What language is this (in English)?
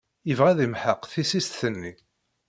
Kabyle